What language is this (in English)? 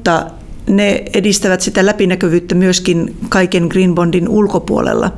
Finnish